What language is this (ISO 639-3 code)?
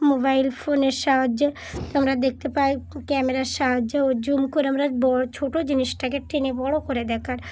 ben